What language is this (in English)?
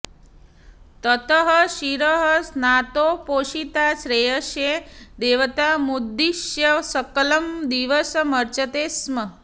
Sanskrit